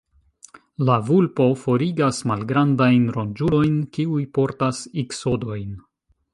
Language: Esperanto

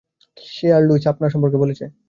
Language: Bangla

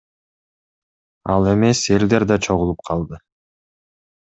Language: Kyrgyz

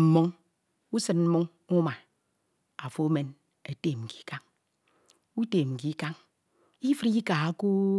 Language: Ito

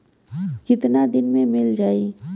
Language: Bhojpuri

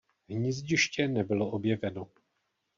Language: Czech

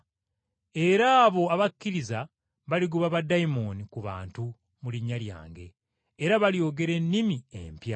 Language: Ganda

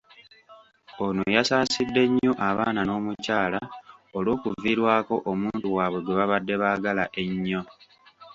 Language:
Ganda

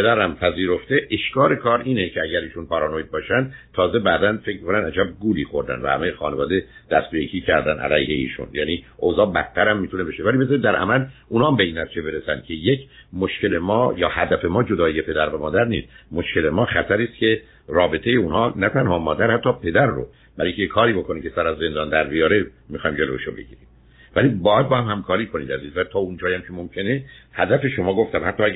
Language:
Persian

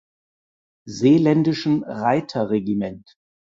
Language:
German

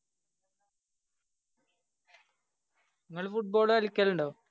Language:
Malayalam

